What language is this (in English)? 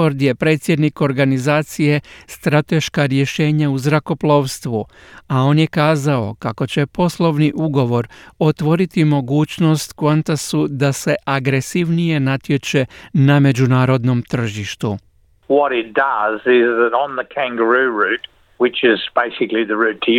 Croatian